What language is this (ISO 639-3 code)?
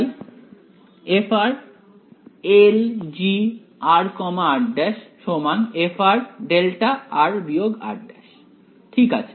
ben